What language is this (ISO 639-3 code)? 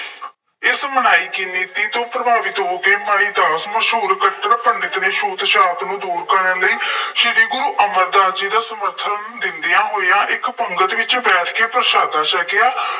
pan